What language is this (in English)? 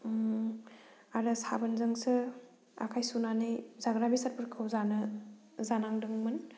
Bodo